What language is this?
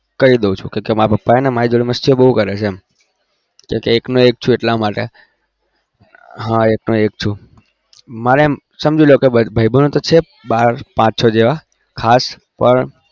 Gujarati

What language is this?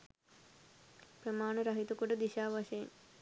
Sinhala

